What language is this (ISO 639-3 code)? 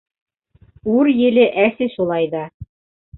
bak